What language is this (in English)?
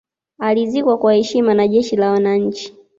Swahili